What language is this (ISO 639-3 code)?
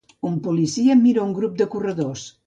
cat